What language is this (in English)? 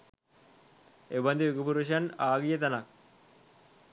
Sinhala